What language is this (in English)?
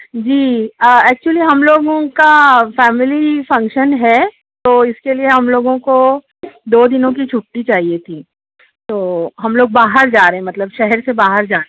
Urdu